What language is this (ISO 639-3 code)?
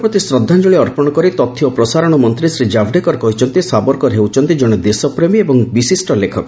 ori